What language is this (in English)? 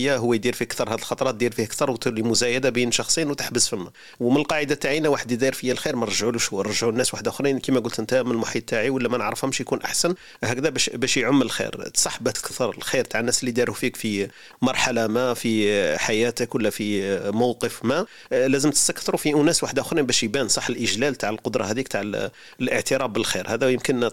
Arabic